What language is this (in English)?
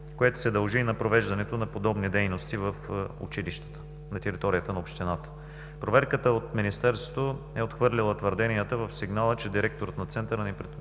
Bulgarian